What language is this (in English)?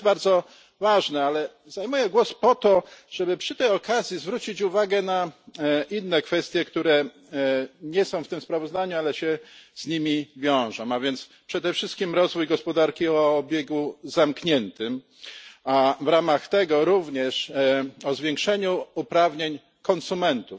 Polish